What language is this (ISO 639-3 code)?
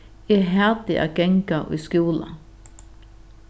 fao